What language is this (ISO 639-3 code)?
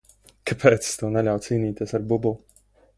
lav